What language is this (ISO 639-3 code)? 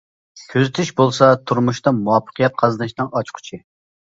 uig